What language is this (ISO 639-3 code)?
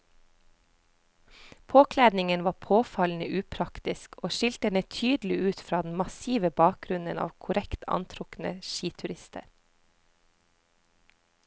nor